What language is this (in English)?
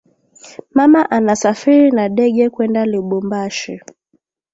Swahili